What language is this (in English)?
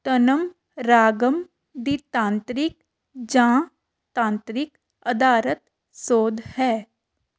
Punjabi